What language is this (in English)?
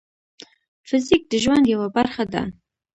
Pashto